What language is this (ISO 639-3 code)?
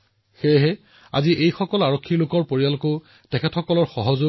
asm